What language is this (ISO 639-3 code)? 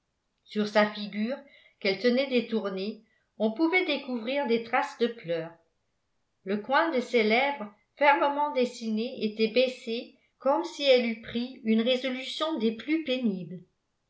fra